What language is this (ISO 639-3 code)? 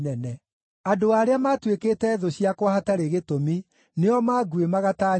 kik